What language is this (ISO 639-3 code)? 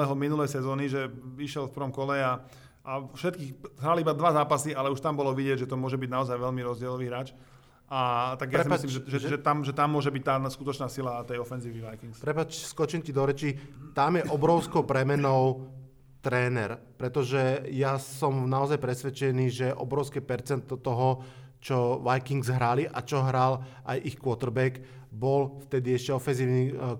slk